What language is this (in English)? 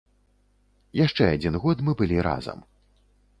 Belarusian